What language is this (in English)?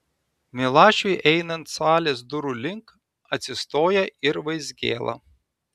Lithuanian